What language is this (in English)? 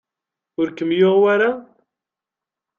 Kabyle